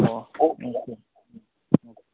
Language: Manipuri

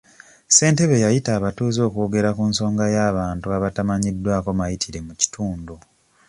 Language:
Ganda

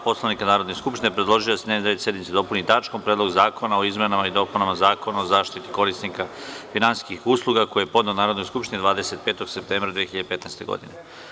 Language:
Serbian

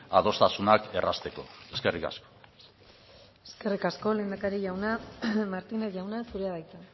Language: Basque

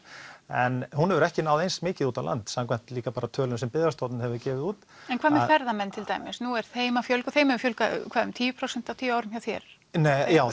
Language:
Icelandic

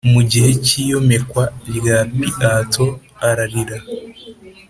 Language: Kinyarwanda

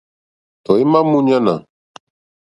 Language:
Mokpwe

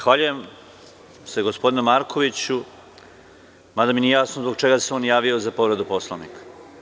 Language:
Serbian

